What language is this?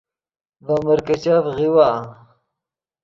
Yidgha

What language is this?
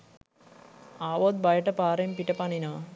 Sinhala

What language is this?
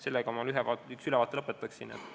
Estonian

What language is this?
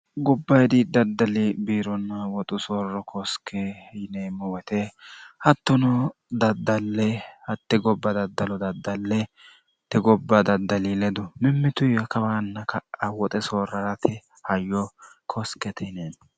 Sidamo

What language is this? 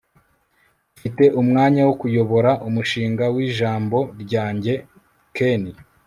Kinyarwanda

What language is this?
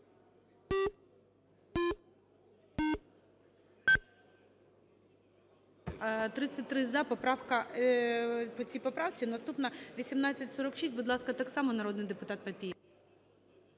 Ukrainian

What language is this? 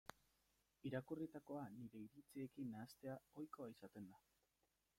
Basque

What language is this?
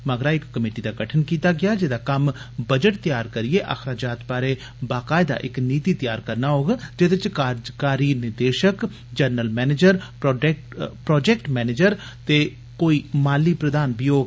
Dogri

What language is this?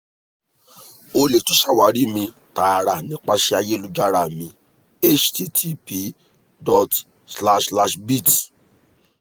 Yoruba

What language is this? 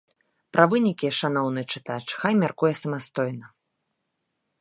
Belarusian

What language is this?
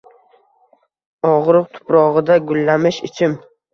Uzbek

